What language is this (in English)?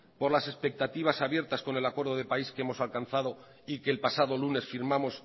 Spanish